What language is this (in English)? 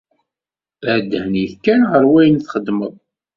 Kabyle